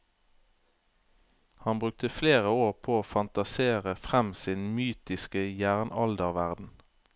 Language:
Norwegian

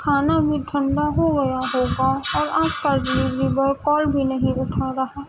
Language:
Urdu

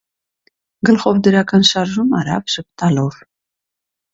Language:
Armenian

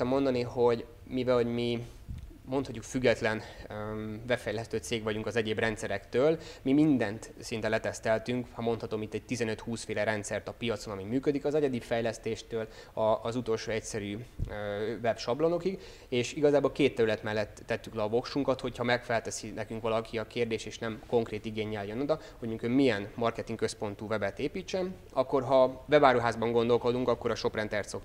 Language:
Hungarian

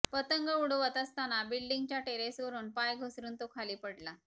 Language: Marathi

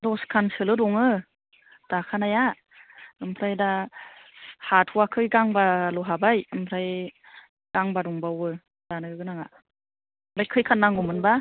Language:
Bodo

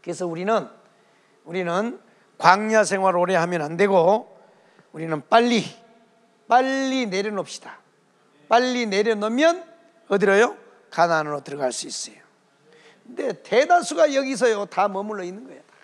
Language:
Korean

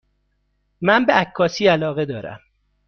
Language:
Persian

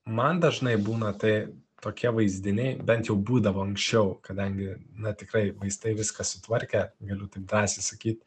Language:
Lithuanian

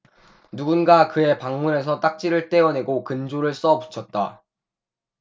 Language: Korean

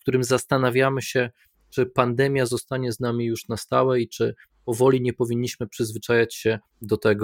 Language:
Polish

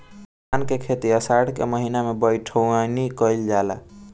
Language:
Bhojpuri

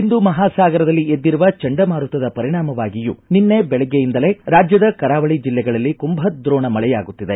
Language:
Kannada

